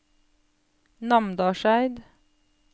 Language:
Norwegian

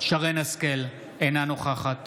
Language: Hebrew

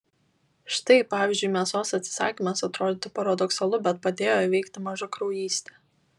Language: Lithuanian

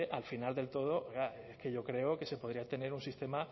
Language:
Spanish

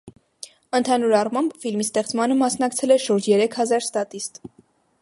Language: Armenian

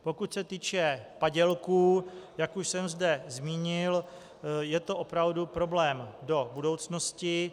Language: Czech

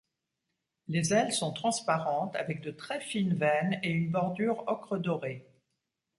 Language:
French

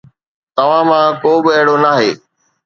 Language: Sindhi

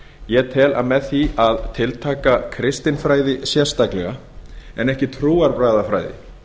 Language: Icelandic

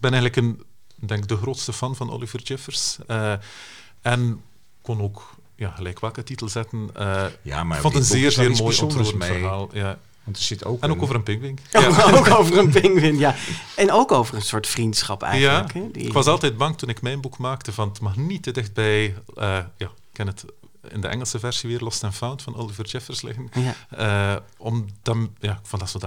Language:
Dutch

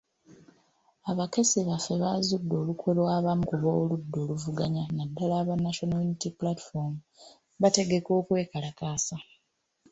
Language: Ganda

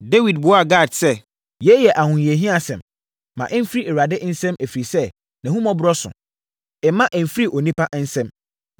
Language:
Akan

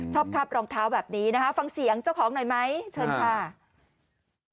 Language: Thai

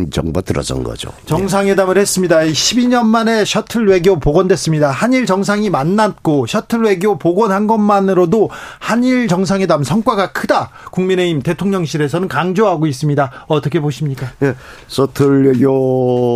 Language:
Korean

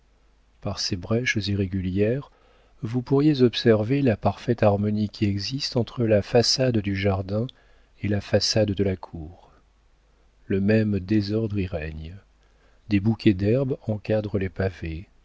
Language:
French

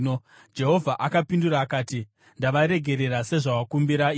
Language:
Shona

